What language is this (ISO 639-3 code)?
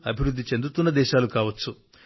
tel